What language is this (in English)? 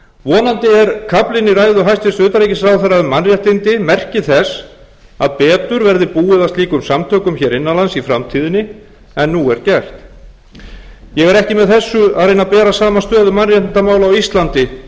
Icelandic